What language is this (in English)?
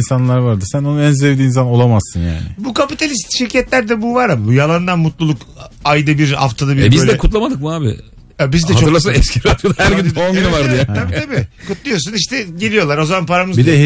Turkish